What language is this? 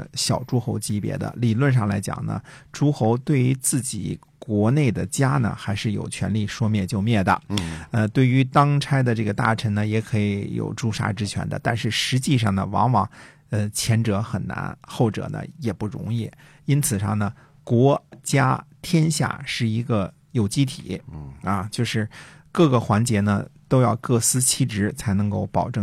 Chinese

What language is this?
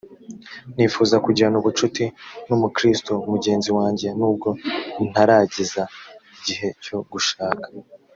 Kinyarwanda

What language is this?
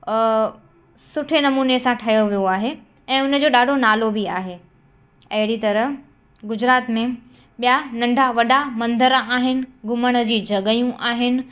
Sindhi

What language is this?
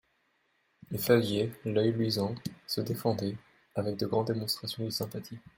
French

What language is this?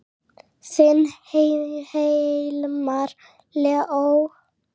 Icelandic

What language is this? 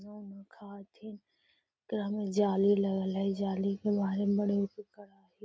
Magahi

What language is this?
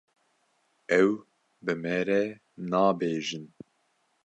Kurdish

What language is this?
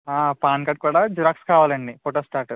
Telugu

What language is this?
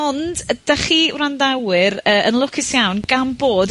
Welsh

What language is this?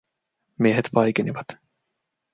Finnish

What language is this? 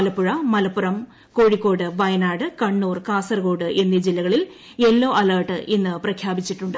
Malayalam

